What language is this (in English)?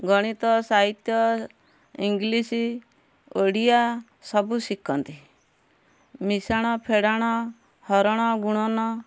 Odia